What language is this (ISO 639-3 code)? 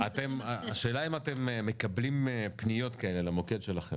heb